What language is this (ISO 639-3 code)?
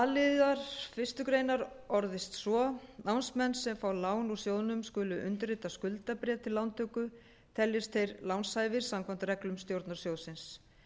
isl